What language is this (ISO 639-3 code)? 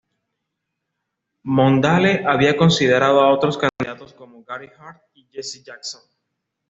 spa